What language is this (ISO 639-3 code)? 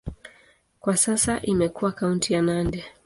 swa